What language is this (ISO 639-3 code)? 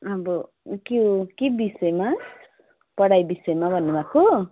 nep